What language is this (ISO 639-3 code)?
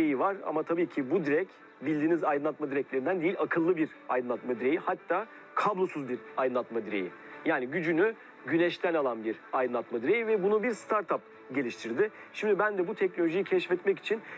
tur